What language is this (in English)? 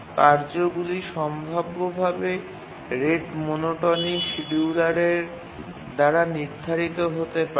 Bangla